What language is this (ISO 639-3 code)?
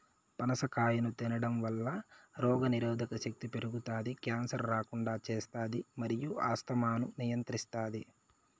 tel